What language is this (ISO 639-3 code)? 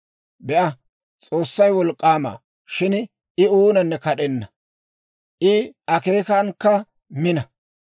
dwr